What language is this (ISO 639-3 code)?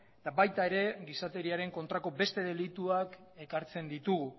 eus